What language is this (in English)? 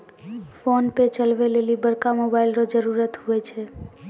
Maithili